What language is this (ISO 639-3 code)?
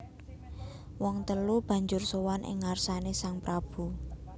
jav